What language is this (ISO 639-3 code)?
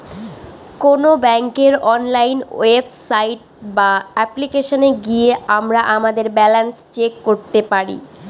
ben